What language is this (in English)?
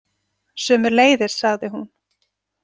Icelandic